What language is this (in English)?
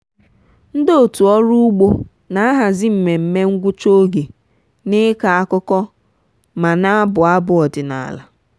Igbo